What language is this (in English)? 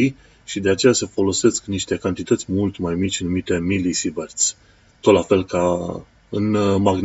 Romanian